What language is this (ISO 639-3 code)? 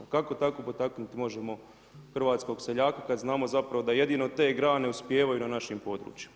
hrv